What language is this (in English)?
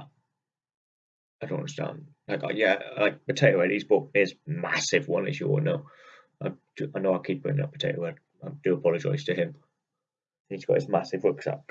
English